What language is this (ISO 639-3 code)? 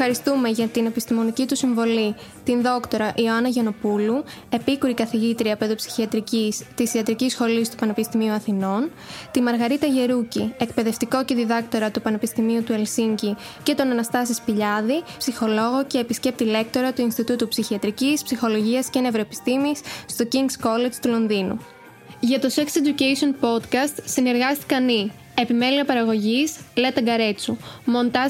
ell